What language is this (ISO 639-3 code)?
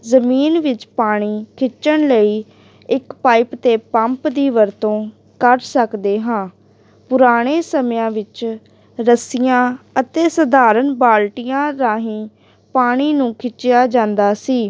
pan